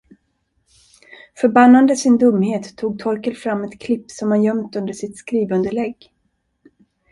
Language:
Swedish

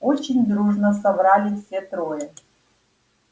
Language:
Russian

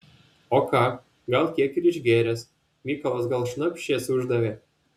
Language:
Lithuanian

